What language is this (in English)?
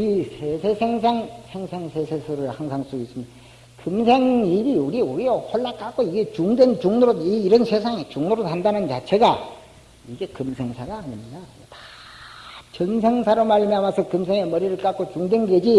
Korean